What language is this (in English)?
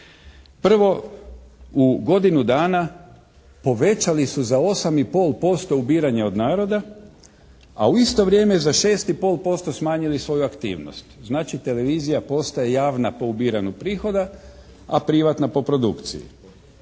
Croatian